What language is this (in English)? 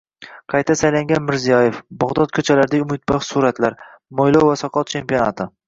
Uzbek